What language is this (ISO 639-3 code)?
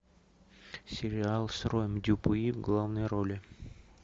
rus